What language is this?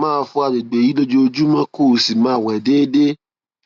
Yoruba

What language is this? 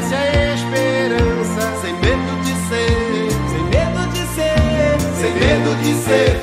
Romanian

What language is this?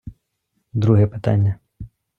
Ukrainian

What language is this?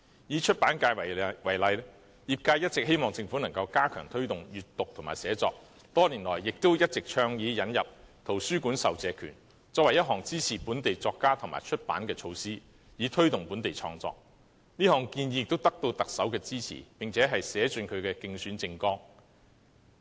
Cantonese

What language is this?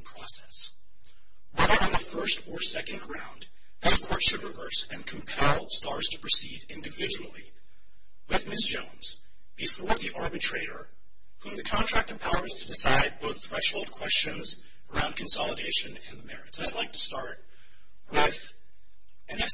English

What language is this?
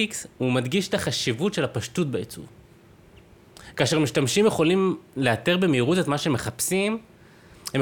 Hebrew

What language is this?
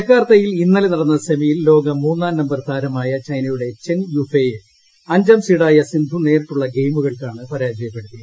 Malayalam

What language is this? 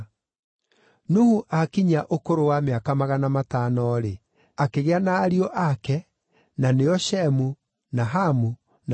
Kikuyu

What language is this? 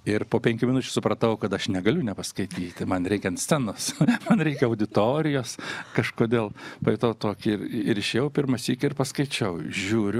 Lithuanian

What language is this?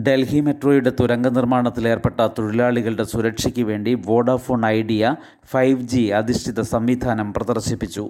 Malayalam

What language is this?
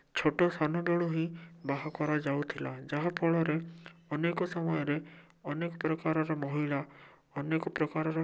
Odia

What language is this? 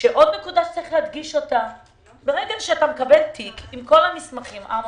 Hebrew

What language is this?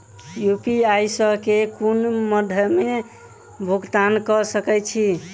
Maithili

